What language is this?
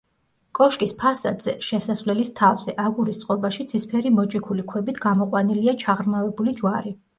Georgian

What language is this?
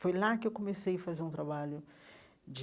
Portuguese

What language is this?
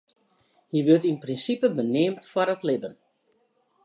Western Frisian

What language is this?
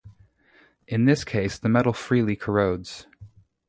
English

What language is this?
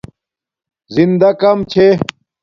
Domaaki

